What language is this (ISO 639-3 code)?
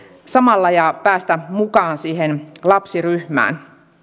fin